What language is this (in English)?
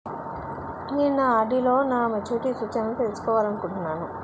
Telugu